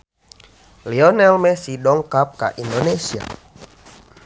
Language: Sundanese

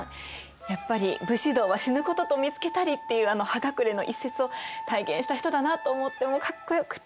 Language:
Japanese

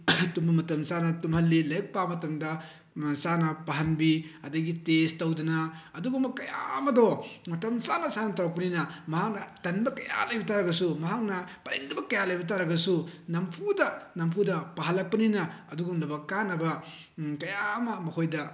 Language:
Manipuri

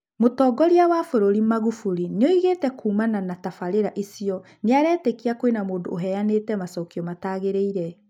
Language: Kikuyu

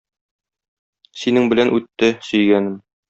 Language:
Tatar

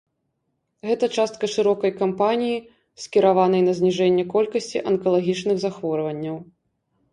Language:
Belarusian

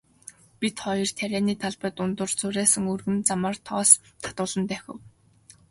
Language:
Mongolian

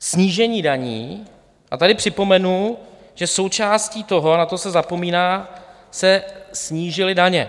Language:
Czech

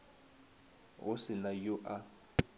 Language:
Northern Sotho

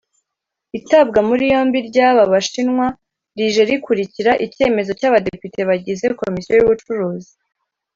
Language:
Kinyarwanda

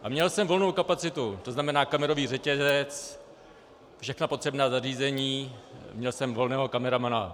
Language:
Czech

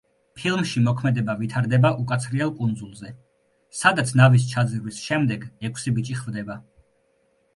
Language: Georgian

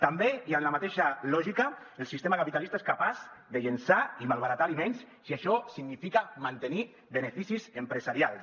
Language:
Catalan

